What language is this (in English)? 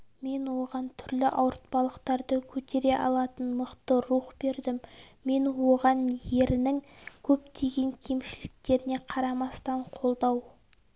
Kazakh